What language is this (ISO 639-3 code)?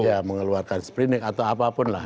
ind